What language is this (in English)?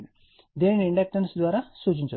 Telugu